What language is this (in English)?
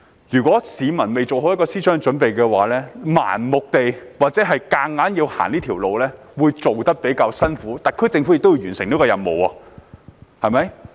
Cantonese